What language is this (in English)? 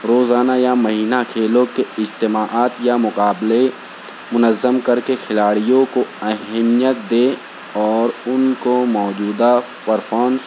Urdu